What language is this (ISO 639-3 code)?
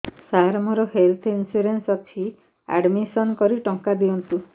ori